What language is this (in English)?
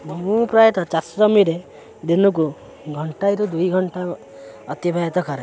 Odia